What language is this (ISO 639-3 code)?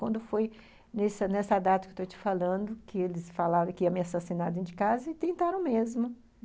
por